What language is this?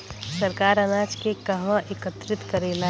Bhojpuri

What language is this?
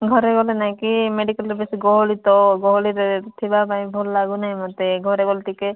Odia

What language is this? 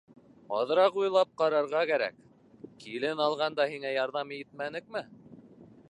Bashkir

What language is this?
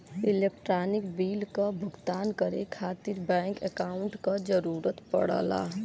Bhojpuri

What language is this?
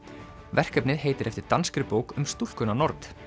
Icelandic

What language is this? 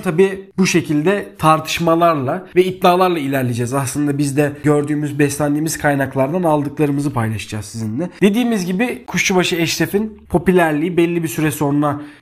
Turkish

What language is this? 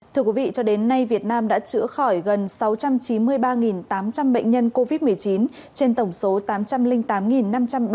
Vietnamese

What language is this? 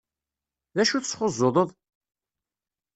Kabyle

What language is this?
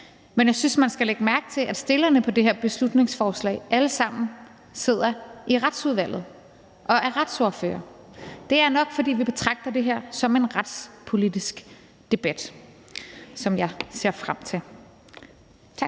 Danish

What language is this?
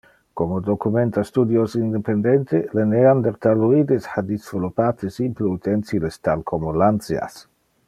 Interlingua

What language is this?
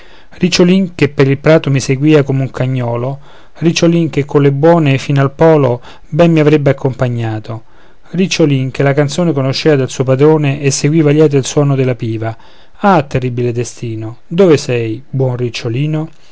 Italian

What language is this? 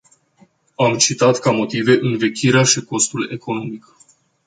Romanian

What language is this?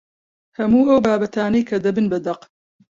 Central Kurdish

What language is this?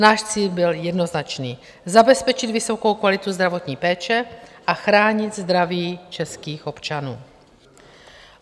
Czech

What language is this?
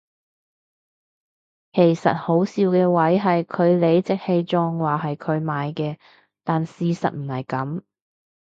Cantonese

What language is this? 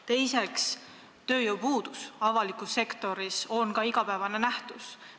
Estonian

